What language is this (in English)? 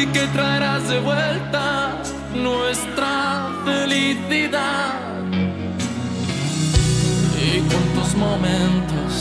Italian